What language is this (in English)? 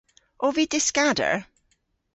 Cornish